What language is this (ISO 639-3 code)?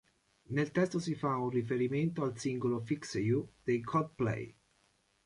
ita